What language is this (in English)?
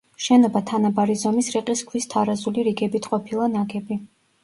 Georgian